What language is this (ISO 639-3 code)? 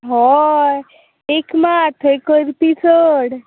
kok